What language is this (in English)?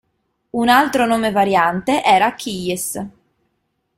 Italian